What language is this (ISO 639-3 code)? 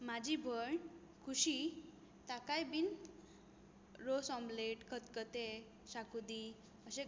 kok